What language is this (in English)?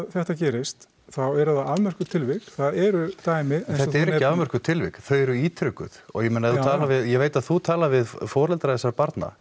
Icelandic